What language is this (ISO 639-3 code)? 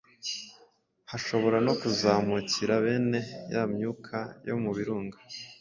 kin